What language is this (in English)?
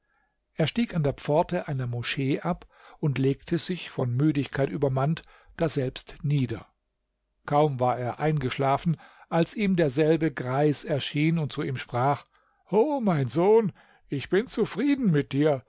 German